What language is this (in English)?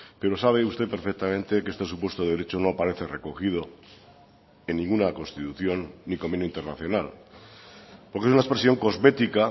Spanish